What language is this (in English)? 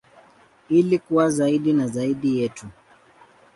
Swahili